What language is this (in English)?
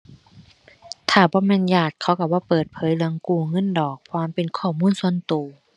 Thai